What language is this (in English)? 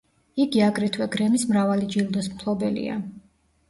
Georgian